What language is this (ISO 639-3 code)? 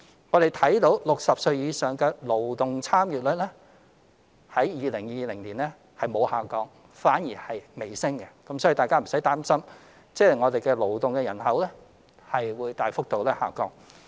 yue